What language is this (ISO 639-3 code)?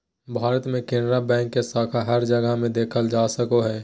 mag